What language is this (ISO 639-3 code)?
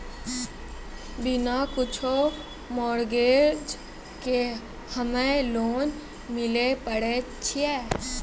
mai